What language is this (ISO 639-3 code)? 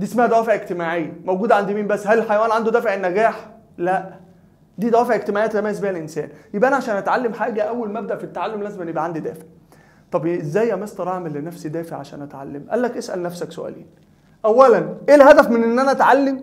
ara